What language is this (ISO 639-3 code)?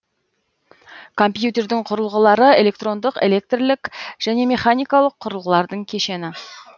kaz